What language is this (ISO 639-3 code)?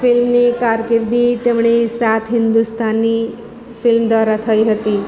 guj